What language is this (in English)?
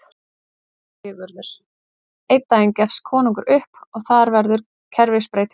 Icelandic